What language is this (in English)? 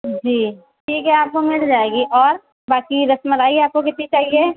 Urdu